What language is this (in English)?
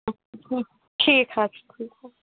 Kashmiri